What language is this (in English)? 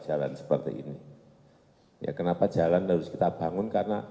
Indonesian